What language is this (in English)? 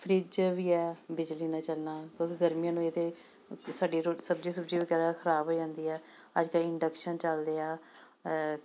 Punjabi